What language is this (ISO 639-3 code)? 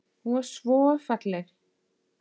isl